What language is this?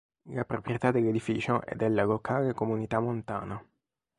Italian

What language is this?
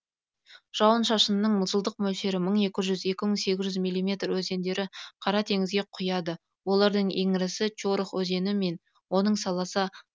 Kazakh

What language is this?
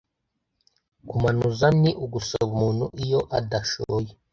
Kinyarwanda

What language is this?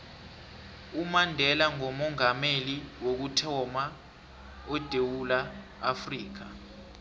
South Ndebele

